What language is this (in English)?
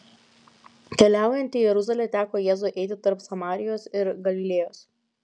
Lithuanian